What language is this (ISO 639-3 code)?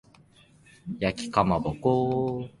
jpn